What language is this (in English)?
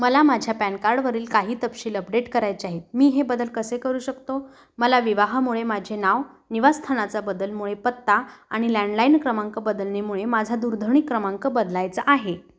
Marathi